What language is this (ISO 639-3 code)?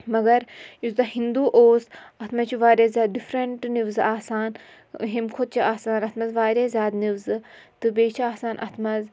kas